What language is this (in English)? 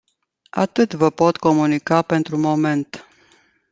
Romanian